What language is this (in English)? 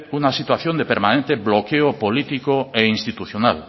Spanish